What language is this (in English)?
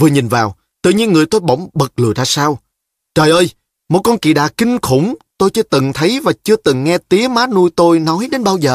Vietnamese